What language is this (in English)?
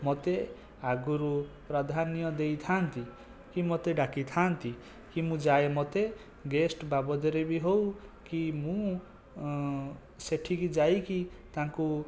Odia